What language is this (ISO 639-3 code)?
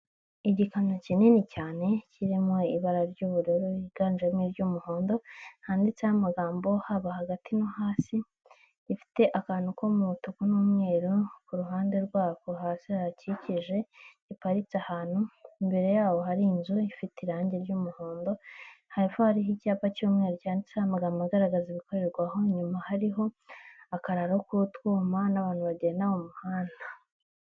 kin